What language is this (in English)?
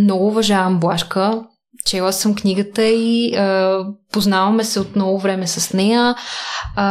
Bulgarian